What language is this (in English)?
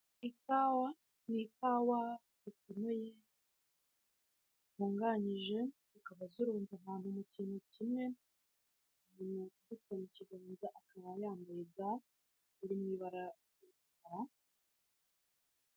Kinyarwanda